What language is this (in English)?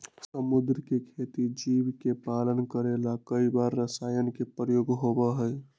Magahi